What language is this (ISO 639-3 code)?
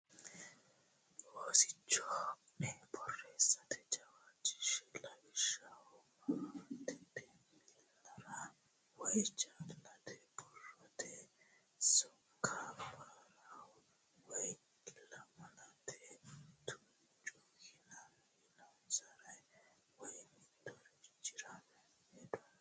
sid